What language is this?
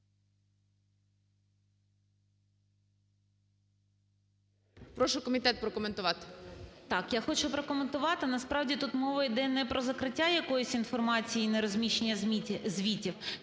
Ukrainian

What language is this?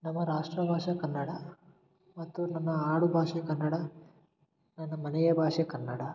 Kannada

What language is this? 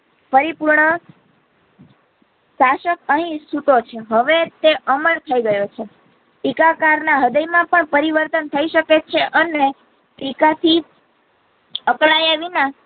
Gujarati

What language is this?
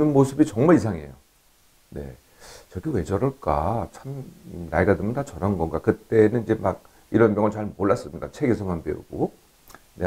Korean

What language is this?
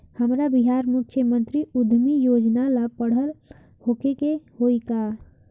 Bhojpuri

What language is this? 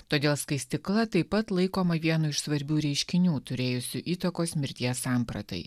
Lithuanian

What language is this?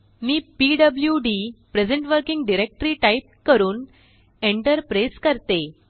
Marathi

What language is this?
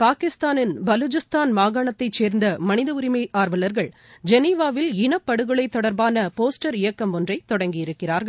Tamil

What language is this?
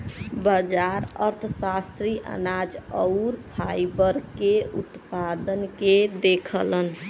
Bhojpuri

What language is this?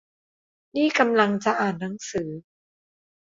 Thai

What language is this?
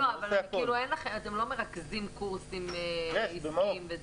Hebrew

